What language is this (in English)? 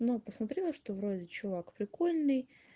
Russian